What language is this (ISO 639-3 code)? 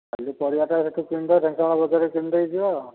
ori